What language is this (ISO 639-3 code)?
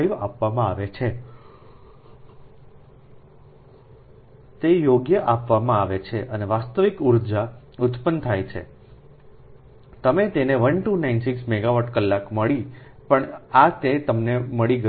guj